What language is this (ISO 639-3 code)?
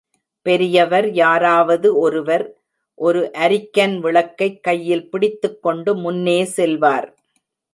tam